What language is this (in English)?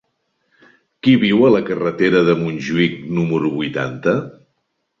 Catalan